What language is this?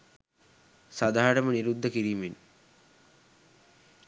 Sinhala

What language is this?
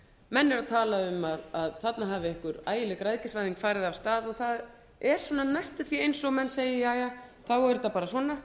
Icelandic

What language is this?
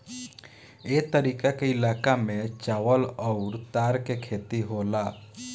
Bhojpuri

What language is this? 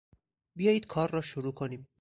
Persian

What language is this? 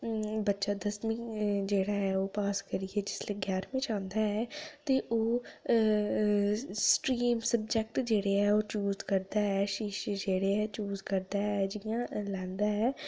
Dogri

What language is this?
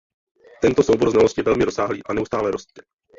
Czech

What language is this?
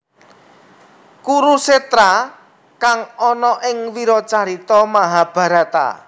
Javanese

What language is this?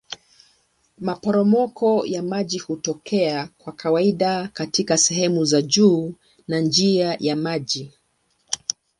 Swahili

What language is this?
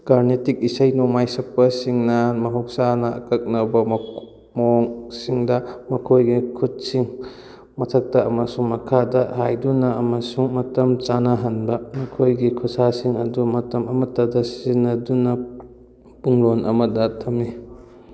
Manipuri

